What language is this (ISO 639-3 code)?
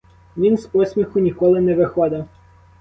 ukr